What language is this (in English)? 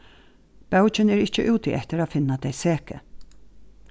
Faroese